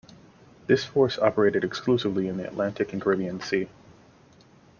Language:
English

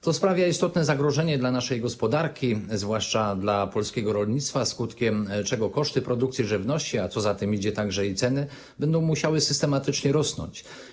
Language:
Polish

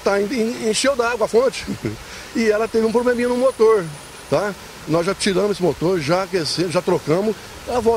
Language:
Portuguese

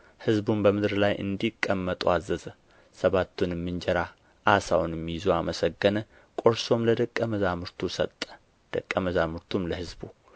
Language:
Amharic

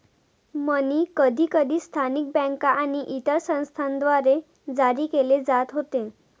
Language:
Marathi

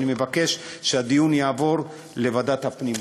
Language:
Hebrew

